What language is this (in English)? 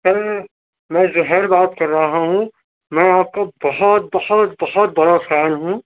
Urdu